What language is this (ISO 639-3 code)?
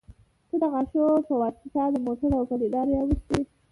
pus